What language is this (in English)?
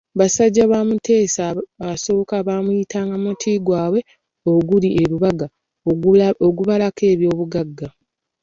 Ganda